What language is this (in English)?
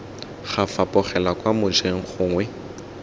Tswana